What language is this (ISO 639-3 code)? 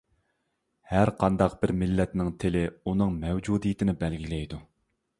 uig